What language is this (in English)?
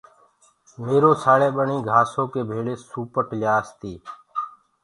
Gurgula